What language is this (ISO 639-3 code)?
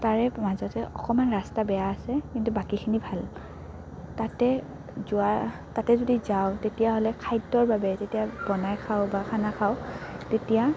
asm